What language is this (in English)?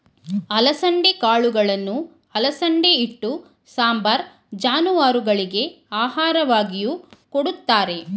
Kannada